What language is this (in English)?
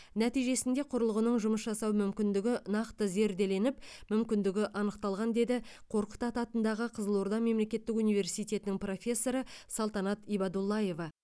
Kazakh